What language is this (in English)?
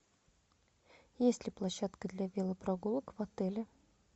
Russian